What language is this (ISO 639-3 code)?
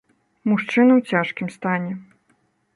bel